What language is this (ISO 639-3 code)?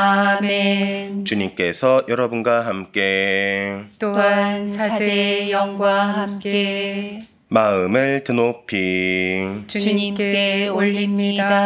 kor